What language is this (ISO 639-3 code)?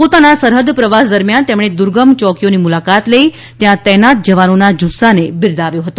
guj